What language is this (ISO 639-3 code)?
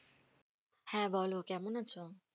ben